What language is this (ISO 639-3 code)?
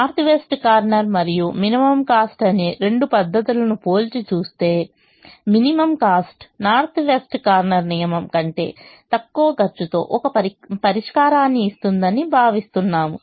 tel